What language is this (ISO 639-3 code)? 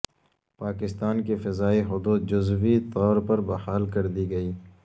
urd